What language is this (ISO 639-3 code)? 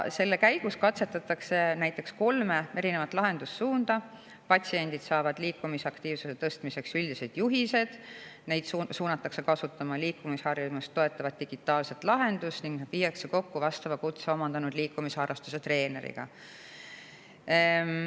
est